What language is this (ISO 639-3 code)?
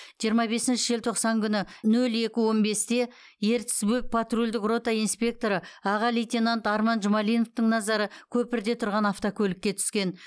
kaz